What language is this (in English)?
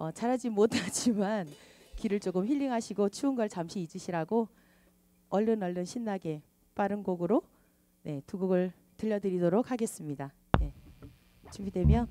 Korean